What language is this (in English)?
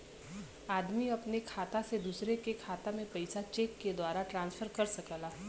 Bhojpuri